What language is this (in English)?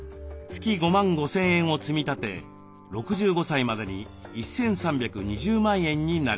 Japanese